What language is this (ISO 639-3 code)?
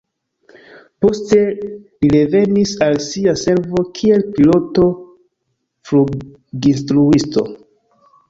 epo